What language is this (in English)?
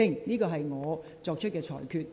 Cantonese